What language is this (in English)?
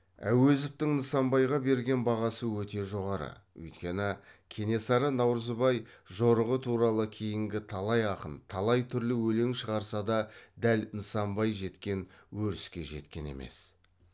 Kazakh